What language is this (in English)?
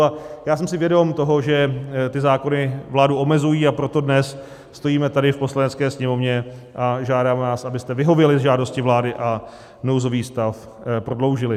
Czech